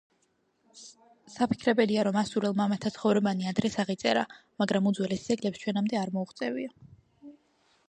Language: Georgian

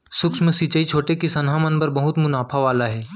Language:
Chhattisgarhi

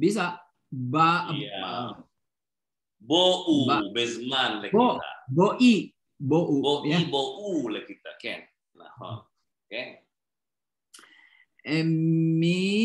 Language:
Indonesian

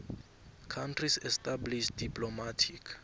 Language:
South Ndebele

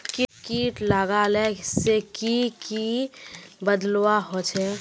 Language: Magahi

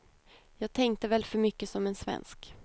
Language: Swedish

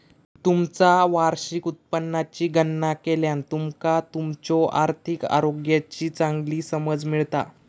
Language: Marathi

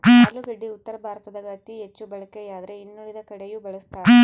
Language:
Kannada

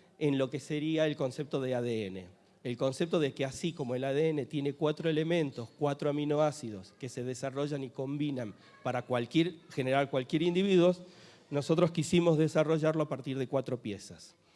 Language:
Spanish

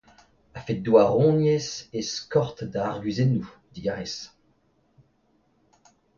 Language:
Breton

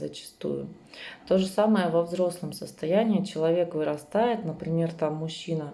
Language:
Russian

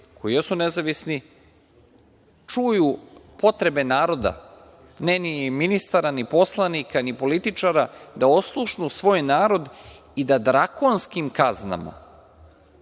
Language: Serbian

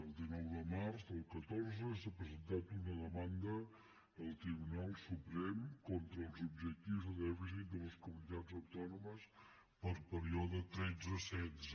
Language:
Catalan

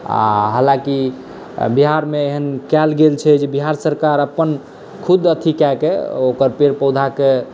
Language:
Maithili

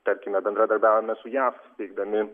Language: Lithuanian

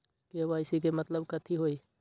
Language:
Magahi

